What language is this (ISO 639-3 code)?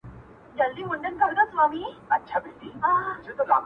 pus